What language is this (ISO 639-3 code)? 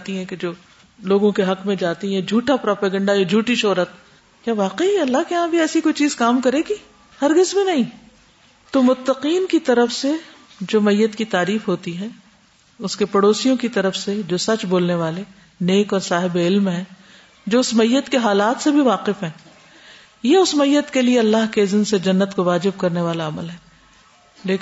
urd